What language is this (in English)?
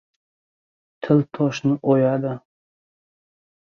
Uzbek